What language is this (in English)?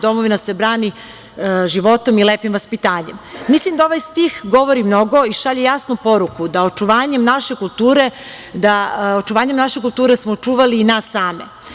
Serbian